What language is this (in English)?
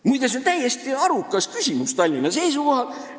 Estonian